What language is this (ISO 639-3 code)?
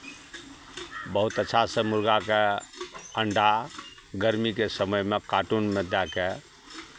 mai